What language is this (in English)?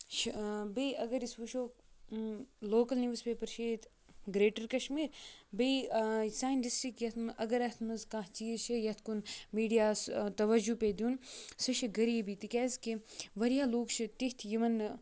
Kashmiri